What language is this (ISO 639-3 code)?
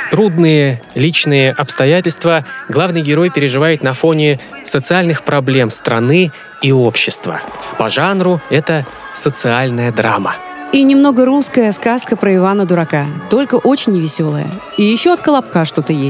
rus